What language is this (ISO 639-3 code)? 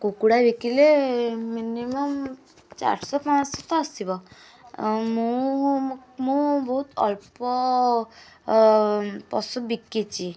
ori